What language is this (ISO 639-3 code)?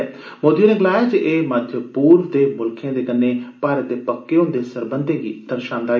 doi